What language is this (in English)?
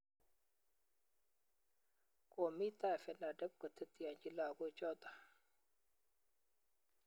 Kalenjin